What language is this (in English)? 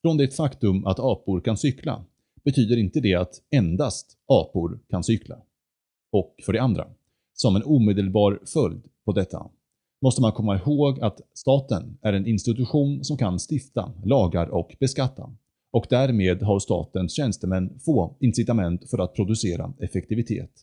Swedish